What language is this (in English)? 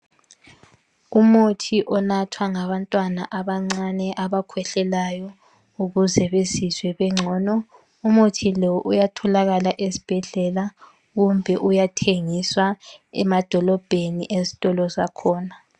North Ndebele